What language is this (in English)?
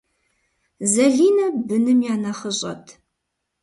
Kabardian